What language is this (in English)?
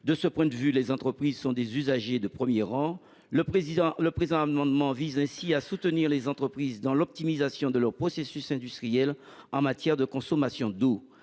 French